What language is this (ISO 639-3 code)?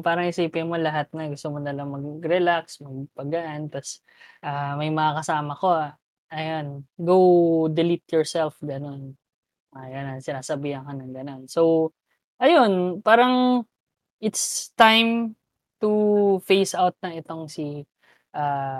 fil